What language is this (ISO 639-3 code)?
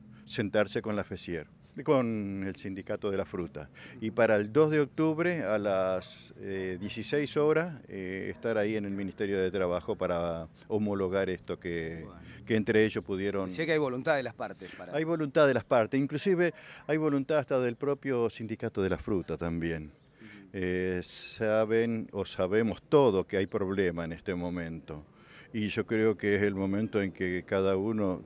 spa